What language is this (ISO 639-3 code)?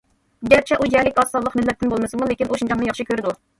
uig